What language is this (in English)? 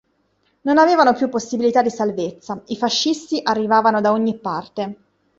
Italian